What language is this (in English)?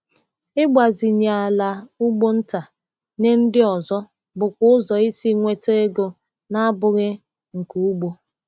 Igbo